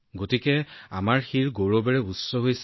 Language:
Assamese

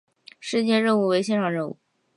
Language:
Chinese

